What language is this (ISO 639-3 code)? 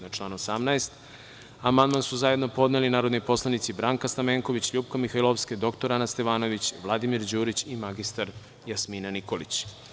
srp